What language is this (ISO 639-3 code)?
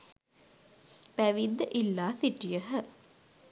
sin